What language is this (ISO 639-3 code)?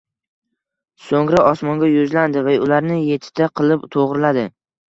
uzb